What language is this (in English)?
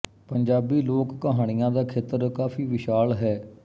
Punjabi